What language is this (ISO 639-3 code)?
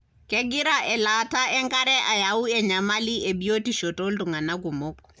mas